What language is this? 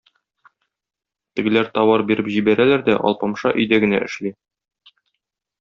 Tatar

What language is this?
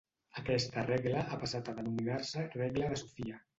Catalan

